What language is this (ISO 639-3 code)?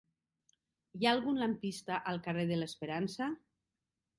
cat